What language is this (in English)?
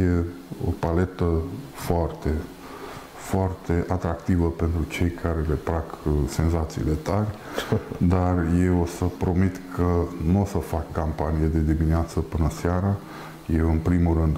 Romanian